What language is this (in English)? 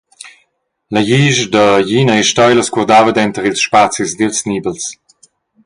Romansh